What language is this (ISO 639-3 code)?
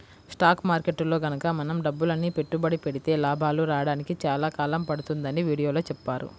tel